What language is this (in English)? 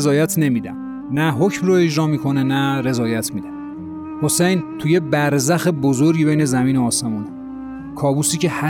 Persian